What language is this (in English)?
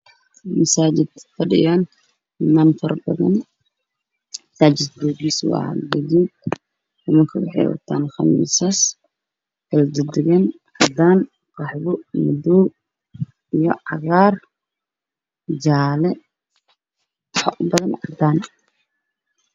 Somali